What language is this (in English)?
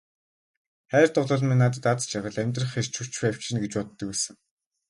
Mongolian